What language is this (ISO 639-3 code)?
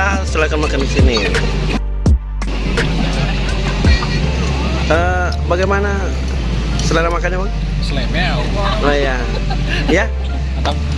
ind